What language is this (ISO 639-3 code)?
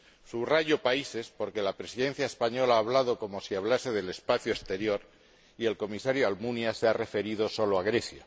spa